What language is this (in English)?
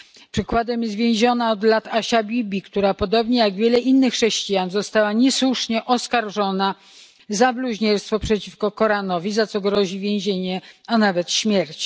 Polish